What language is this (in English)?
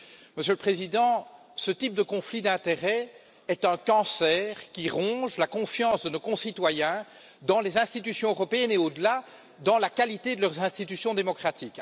French